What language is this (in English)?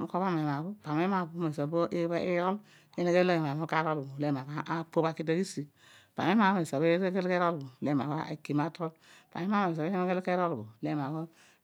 Odual